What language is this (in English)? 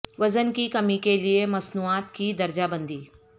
Urdu